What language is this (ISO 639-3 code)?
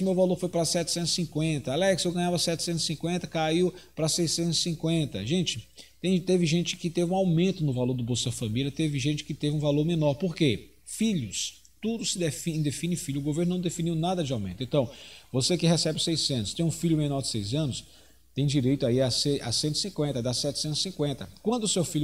por